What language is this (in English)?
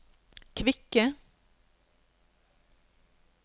Norwegian